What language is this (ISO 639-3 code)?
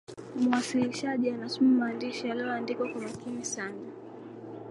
swa